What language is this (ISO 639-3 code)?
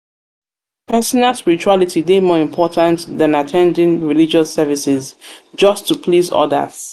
pcm